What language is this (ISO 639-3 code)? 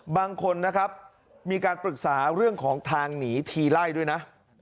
tha